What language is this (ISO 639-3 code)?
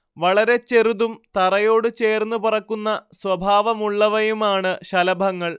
mal